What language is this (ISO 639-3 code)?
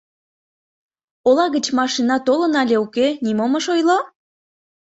chm